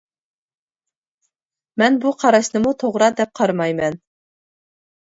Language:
Uyghur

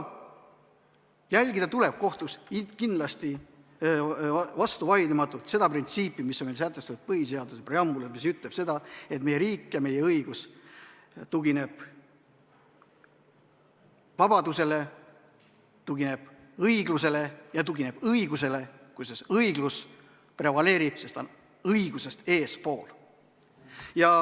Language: Estonian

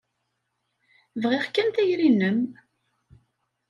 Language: Kabyle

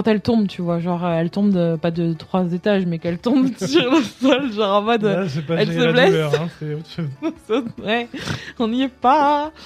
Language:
French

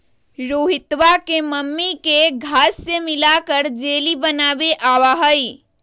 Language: Magahi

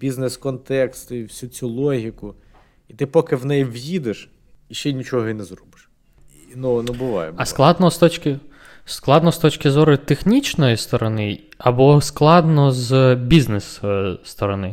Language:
Ukrainian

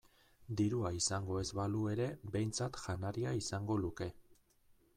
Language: Basque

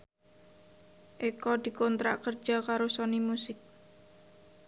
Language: Javanese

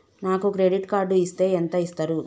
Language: Telugu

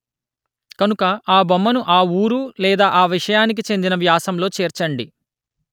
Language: Telugu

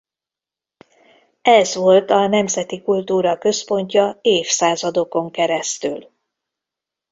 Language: Hungarian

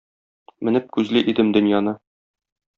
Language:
Tatar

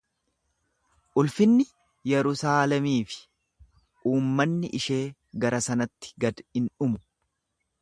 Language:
Oromo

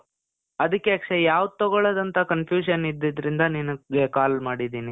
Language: Kannada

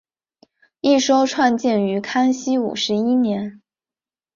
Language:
Chinese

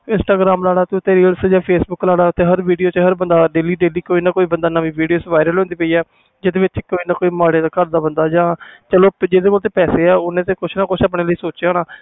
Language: Punjabi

